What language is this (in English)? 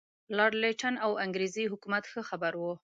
Pashto